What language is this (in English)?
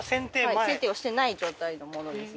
Japanese